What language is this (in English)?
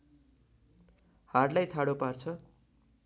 Nepali